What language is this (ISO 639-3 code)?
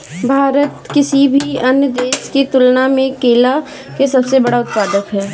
bho